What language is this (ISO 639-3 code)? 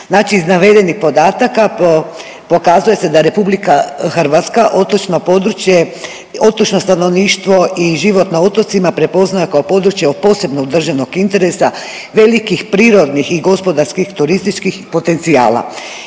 hrv